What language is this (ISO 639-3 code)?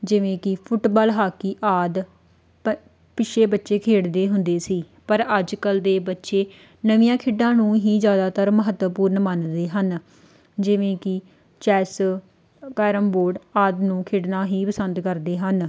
pan